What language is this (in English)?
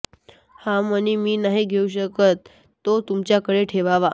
Marathi